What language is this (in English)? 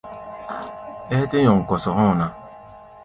Gbaya